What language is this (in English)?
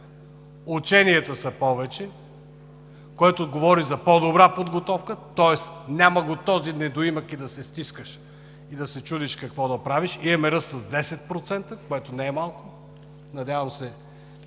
Bulgarian